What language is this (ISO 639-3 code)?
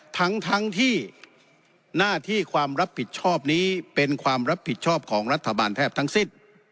tha